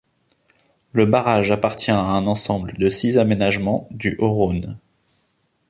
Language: French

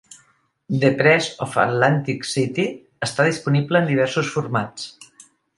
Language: Catalan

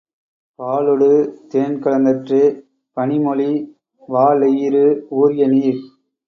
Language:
Tamil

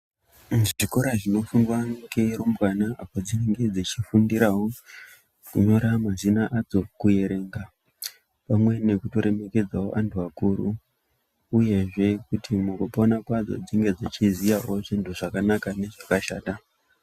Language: Ndau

